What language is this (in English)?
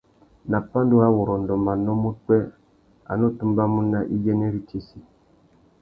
Tuki